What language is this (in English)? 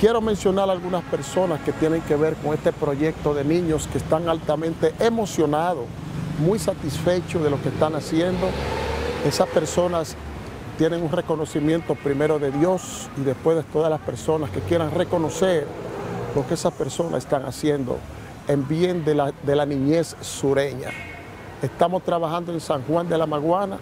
Spanish